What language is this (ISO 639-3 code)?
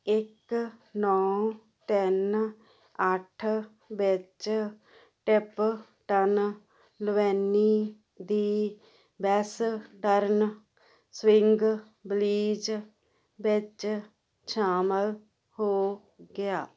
pan